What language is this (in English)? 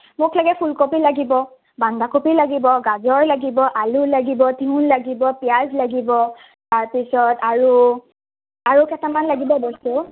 Assamese